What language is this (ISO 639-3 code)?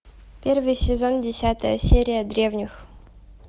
rus